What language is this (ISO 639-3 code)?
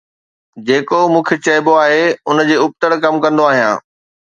snd